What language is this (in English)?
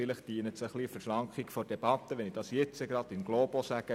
Swiss German